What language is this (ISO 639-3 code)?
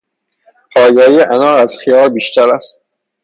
fas